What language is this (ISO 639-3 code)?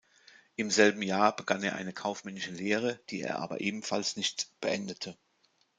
deu